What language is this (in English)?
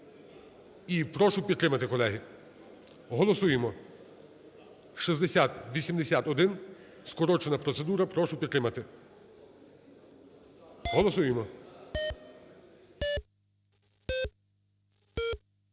Ukrainian